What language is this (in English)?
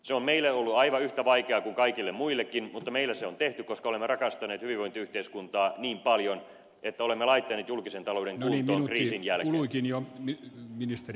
Finnish